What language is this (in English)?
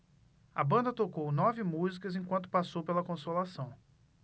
Portuguese